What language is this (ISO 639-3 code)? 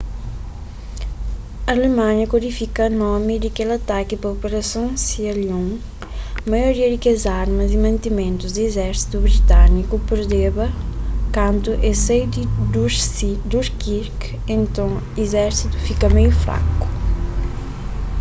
kea